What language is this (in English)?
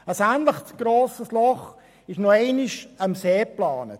Swiss German